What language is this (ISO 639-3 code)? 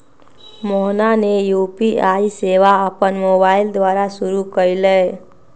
mag